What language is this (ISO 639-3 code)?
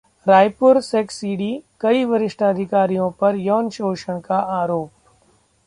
hin